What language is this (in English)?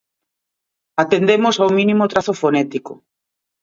Galician